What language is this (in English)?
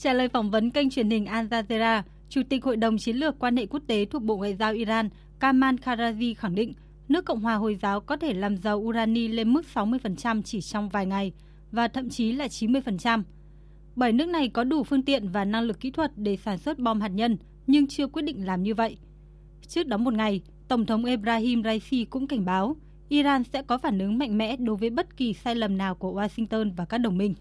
Vietnamese